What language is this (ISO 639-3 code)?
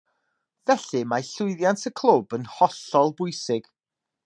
cym